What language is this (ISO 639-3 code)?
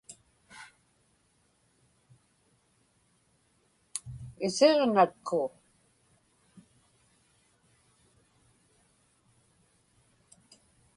ipk